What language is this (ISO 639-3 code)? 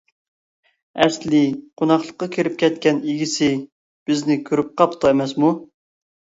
uig